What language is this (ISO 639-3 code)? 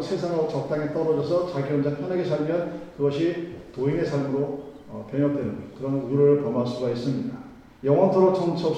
kor